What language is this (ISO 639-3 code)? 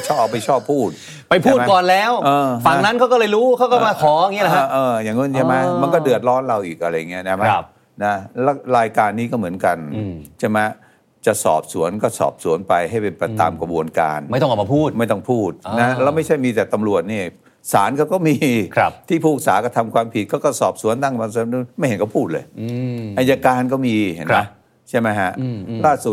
tha